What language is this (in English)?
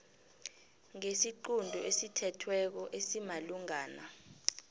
South Ndebele